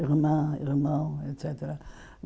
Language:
Portuguese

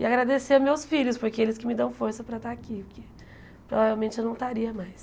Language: Portuguese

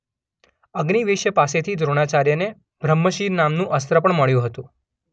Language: Gujarati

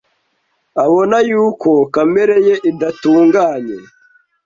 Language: Kinyarwanda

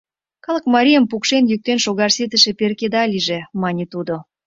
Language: Mari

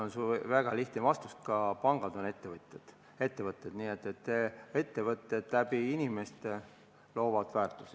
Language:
Estonian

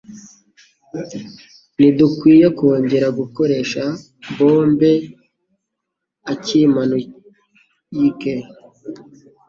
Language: Kinyarwanda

